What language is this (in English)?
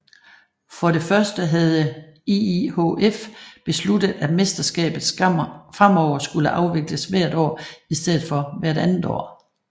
Danish